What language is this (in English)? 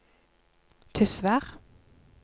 Norwegian